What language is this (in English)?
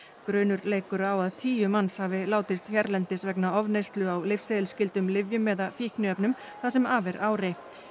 Icelandic